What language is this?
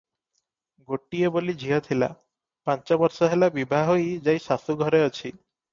Odia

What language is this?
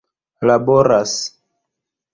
Esperanto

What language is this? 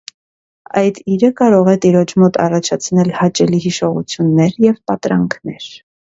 Armenian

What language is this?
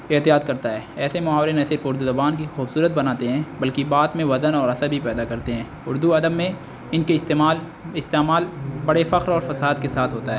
Urdu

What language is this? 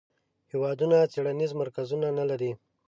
Pashto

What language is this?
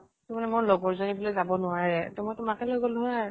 Assamese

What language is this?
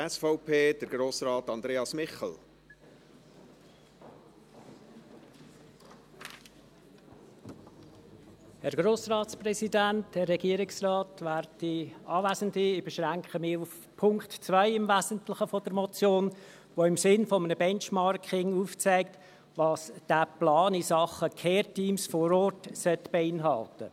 Swiss German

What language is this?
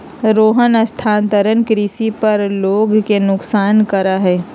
Magahi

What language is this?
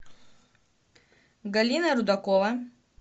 Russian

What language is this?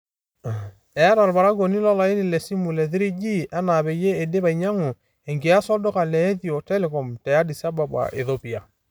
Masai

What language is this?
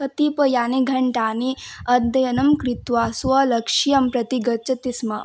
Sanskrit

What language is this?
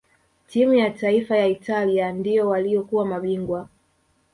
Swahili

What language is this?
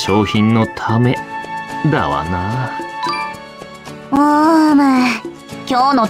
Japanese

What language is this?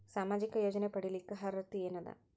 Kannada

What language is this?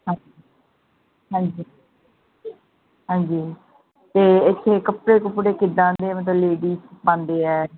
Punjabi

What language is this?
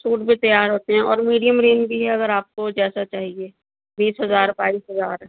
Urdu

